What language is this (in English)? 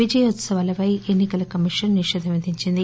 Telugu